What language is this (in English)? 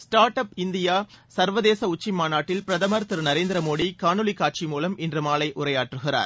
Tamil